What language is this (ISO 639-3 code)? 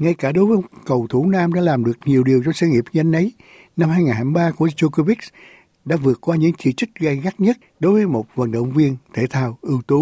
vie